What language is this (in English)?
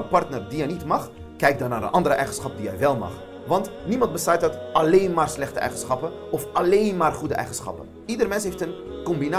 Dutch